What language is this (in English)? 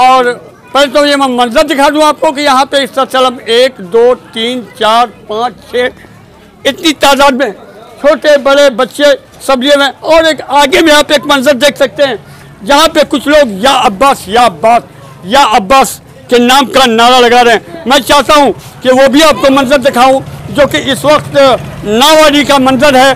Arabic